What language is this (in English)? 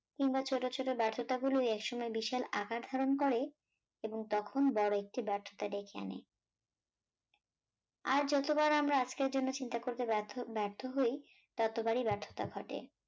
Bangla